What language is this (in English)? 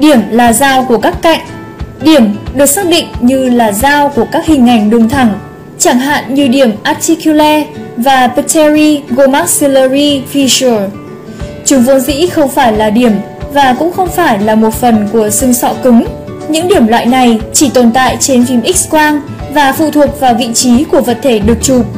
Vietnamese